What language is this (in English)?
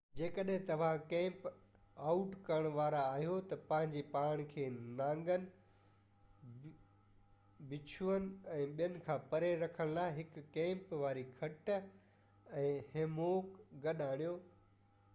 Sindhi